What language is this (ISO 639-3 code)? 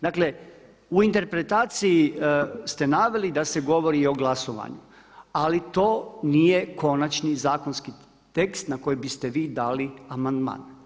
hrv